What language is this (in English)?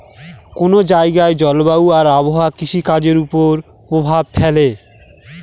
Bangla